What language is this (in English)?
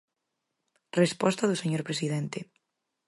Galician